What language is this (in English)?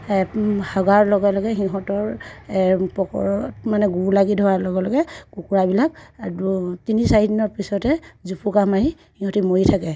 Assamese